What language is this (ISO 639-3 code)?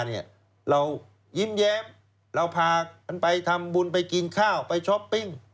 tha